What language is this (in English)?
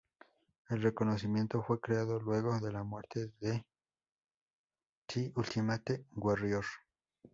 Spanish